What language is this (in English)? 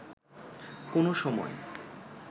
Bangla